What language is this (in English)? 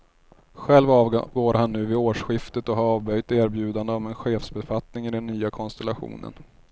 Swedish